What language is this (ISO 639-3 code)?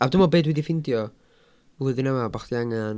cym